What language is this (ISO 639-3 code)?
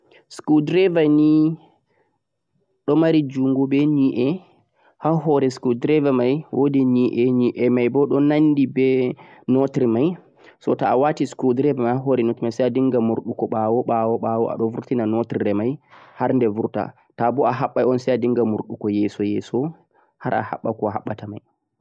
fuq